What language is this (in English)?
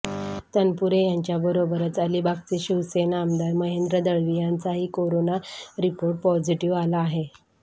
Marathi